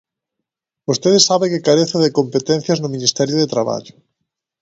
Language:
Galician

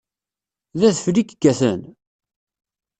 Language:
Kabyle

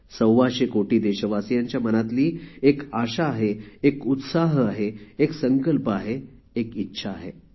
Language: Marathi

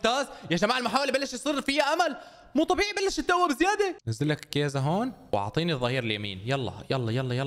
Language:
Arabic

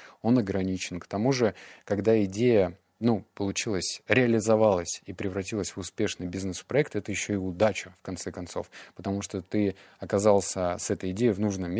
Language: Russian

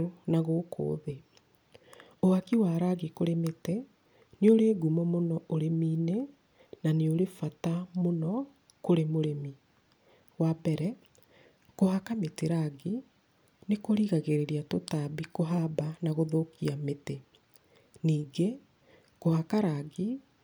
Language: Kikuyu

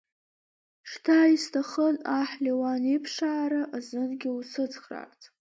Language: Abkhazian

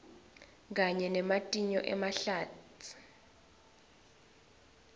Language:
Swati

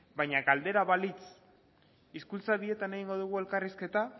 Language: Basque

